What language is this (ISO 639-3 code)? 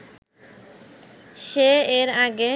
ben